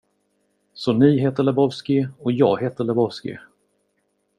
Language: Swedish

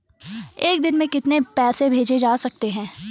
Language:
Hindi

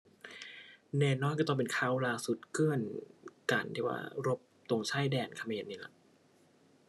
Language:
Thai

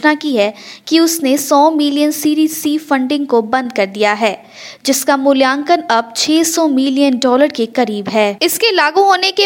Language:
Hindi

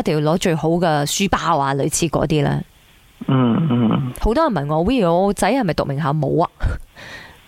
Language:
Chinese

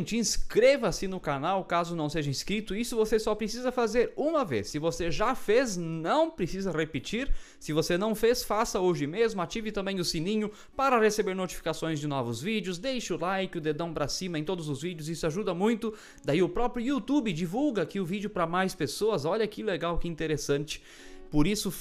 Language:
Portuguese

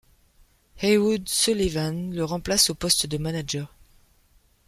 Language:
French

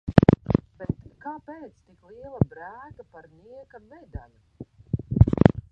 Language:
Latvian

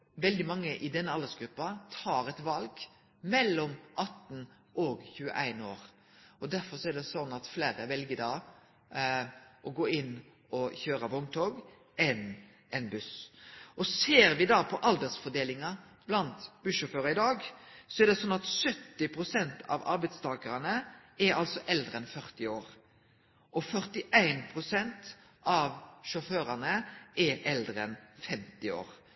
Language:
Norwegian Nynorsk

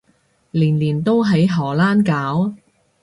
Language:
Cantonese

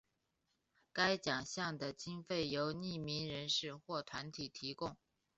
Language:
Chinese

